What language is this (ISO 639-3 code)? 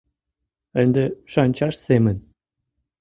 chm